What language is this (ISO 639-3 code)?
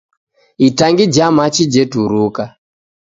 dav